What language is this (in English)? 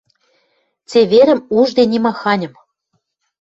Western Mari